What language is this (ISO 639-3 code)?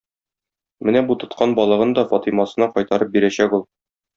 tat